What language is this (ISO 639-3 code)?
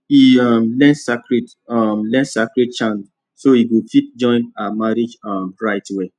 pcm